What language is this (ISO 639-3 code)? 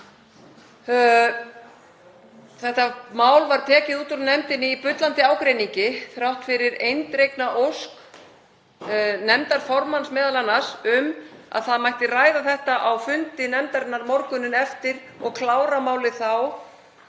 isl